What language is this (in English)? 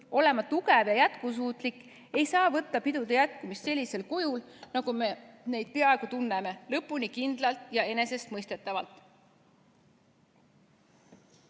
Estonian